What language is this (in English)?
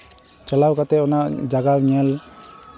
Santali